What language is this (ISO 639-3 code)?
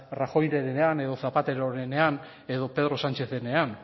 eus